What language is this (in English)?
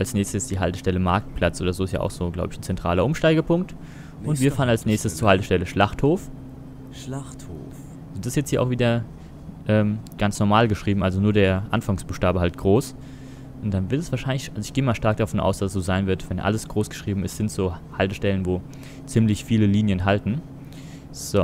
German